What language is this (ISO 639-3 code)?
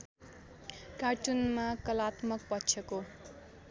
nep